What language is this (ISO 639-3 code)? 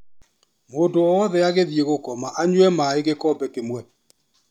kik